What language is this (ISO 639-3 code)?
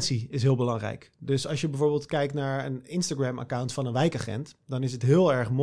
nld